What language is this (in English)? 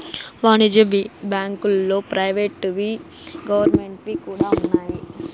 Telugu